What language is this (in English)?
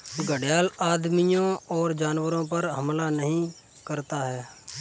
Hindi